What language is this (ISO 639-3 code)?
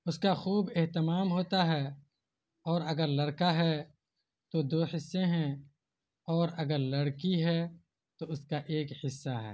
urd